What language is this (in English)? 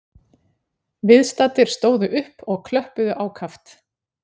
Icelandic